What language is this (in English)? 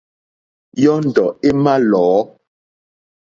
Mokpwe